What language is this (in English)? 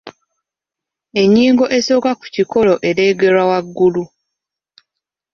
Ganda